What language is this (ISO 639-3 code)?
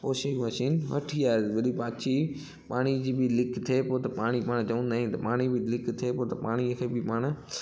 snd